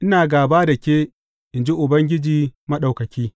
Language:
Hausa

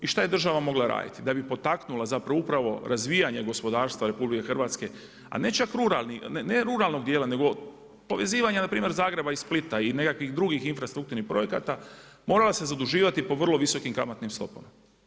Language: Croatian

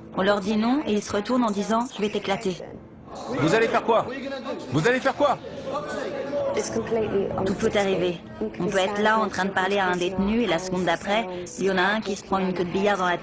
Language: French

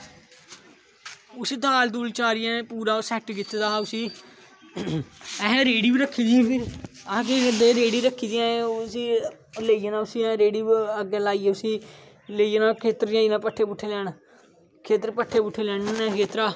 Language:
Dogri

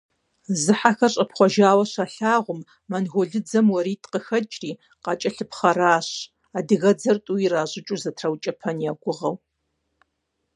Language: Kabardian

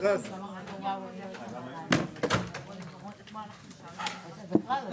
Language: Hebrew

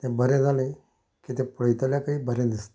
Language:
Konkani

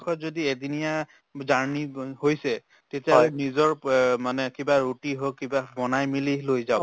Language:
Assamese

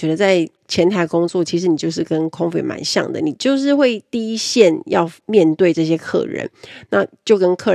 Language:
Chinese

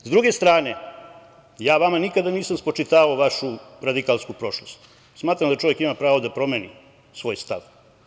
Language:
Serbian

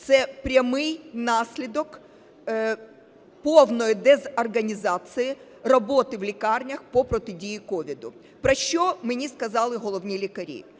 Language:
Ukrainian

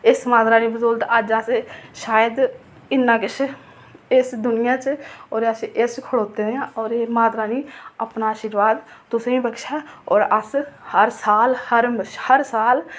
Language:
Dogri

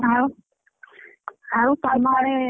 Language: Odia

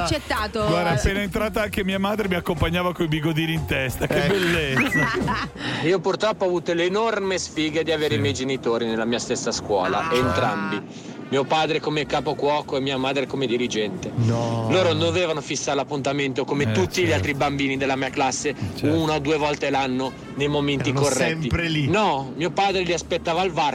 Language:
Italian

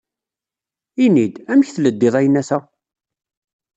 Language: Kabyle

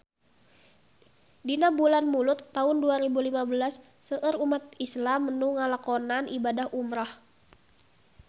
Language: Sundanese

